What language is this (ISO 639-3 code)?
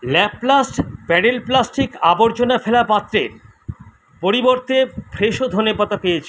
ben